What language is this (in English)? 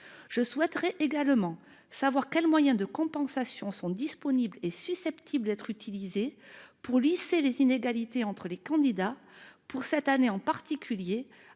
French